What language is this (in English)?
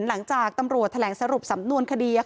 Thai